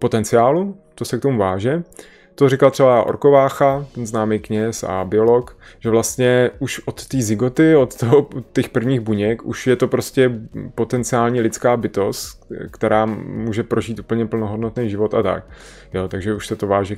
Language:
Czech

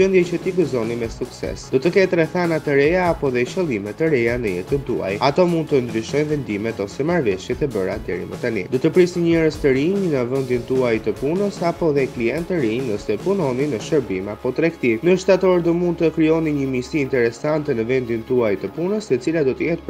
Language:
Romanian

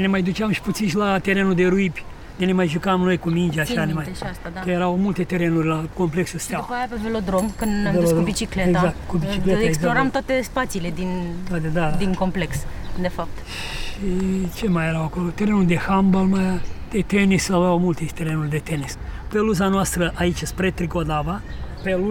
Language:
Romanian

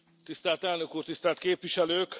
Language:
Hungarian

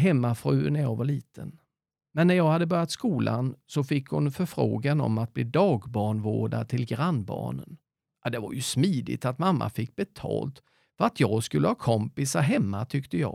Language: Swedish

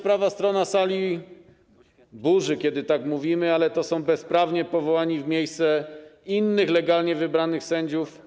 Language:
Polish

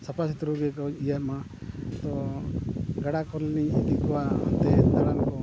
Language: Santali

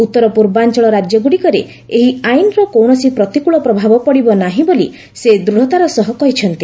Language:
Odia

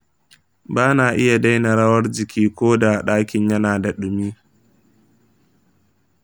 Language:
Hausa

